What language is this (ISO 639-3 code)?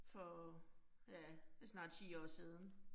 dan